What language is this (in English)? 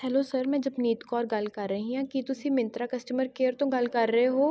Punjabi